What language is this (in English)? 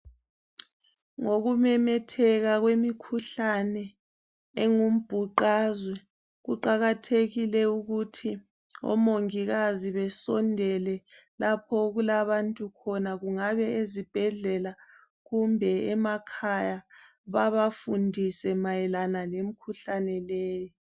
North Ndebele